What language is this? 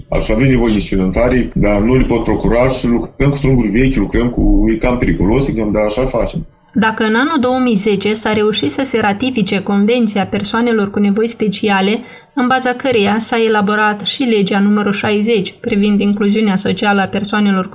Romanian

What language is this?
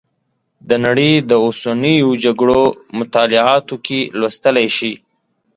Pashto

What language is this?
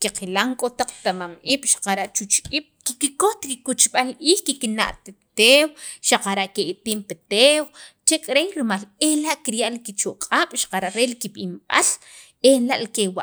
Sacapulteco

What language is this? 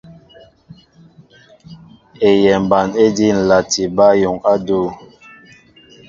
Mbo (Cameroon)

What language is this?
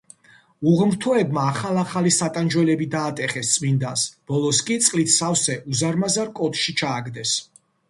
Georgian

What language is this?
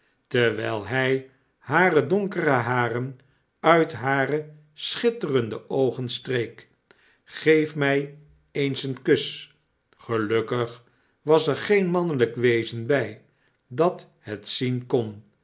Dutch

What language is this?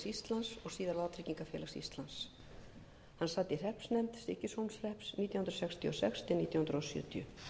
Icelandic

